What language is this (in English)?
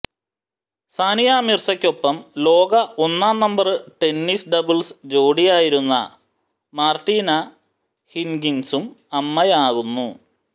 Malayalam